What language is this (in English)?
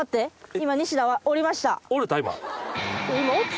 Japanese